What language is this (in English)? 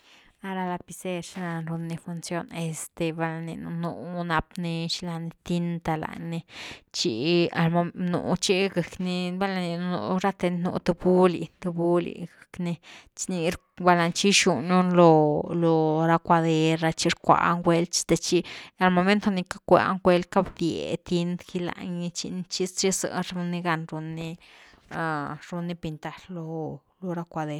Güilá Zapotec